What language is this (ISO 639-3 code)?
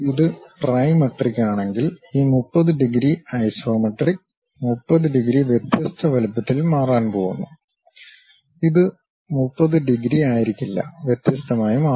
mal